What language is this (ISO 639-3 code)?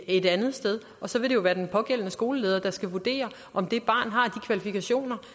dan